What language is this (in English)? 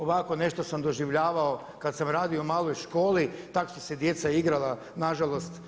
Croatian